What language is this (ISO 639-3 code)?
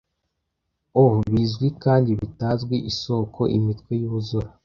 kin